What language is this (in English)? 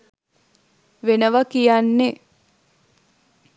Sinhala